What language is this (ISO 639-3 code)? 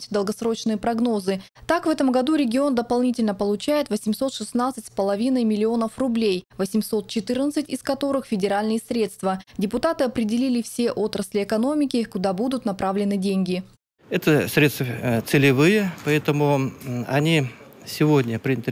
rus